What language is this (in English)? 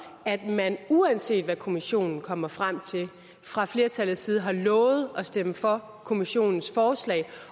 Danish